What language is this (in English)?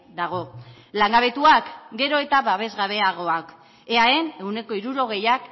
Basque